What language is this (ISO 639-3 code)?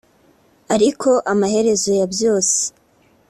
kin